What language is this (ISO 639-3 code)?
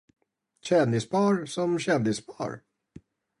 swe